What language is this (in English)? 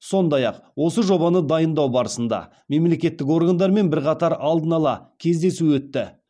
Kazakh